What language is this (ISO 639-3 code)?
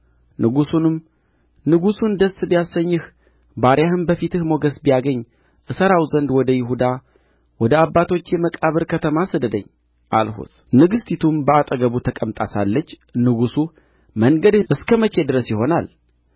amh